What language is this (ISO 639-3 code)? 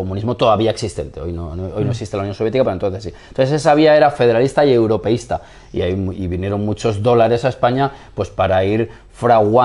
spa